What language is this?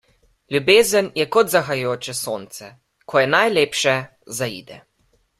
Slovenian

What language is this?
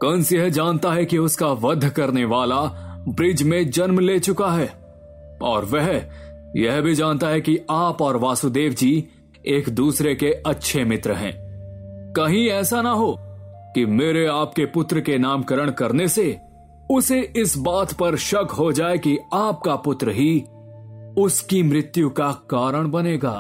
Hindi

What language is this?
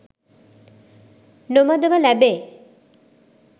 Sinhala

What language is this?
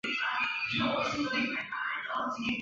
Chinese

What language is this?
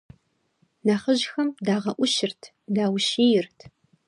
Kabardian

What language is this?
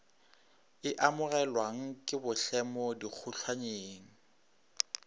Northern Sotho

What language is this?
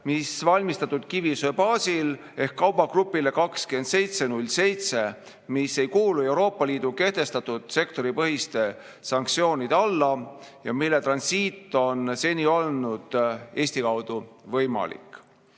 Estonian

